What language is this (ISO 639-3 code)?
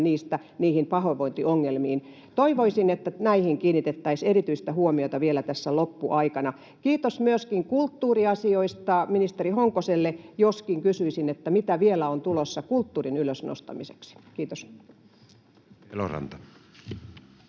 fin